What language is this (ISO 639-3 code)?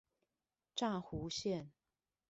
zho